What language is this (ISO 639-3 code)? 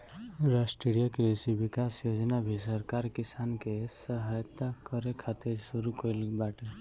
bho